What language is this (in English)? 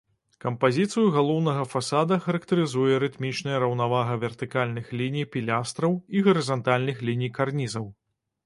Belarusian